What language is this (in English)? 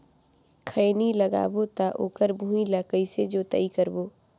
Chhattisgarhi